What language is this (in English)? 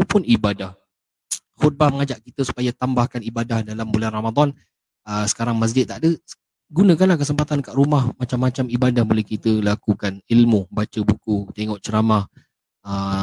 Malay